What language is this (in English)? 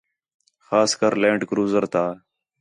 Khetrani